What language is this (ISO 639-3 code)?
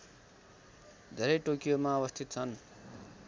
nep